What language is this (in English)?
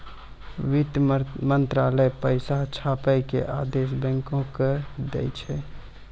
Maithili